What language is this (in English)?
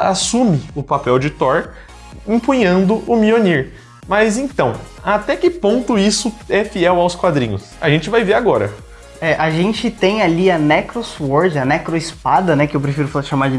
Portuguese